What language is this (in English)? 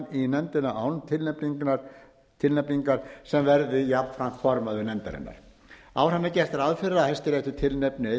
Icelandic